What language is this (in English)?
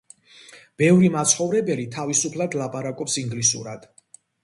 Georgian